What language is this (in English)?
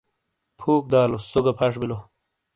Shina